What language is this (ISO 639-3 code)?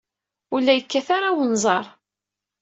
kab